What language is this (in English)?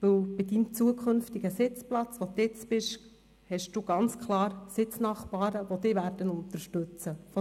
Swiss German